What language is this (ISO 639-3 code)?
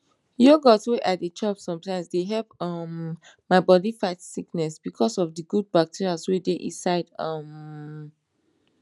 pcm